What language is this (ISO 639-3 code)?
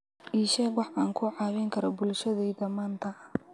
som